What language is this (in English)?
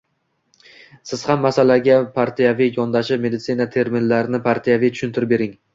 Uzbek